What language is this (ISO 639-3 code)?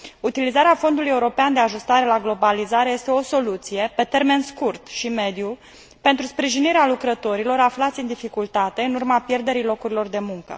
ron